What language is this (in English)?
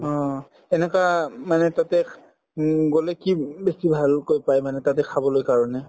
Assamese